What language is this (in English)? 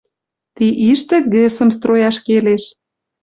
Western Mari